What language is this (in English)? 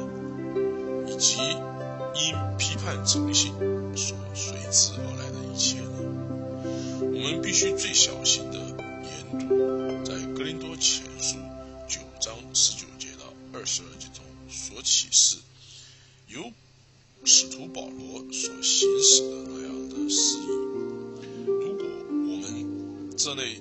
Chinese